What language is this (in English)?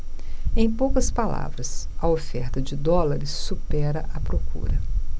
Portuguese